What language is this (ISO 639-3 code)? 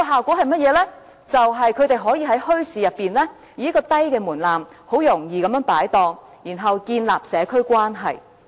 yue